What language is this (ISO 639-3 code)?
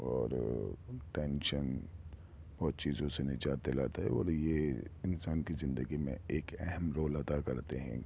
urd